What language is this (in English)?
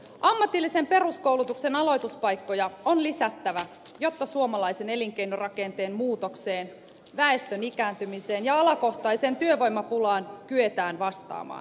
Finnish